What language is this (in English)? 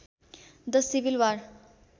Nepali